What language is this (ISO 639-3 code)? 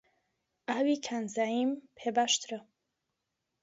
ckb